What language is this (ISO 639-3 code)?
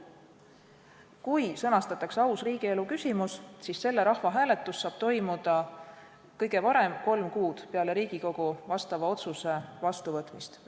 est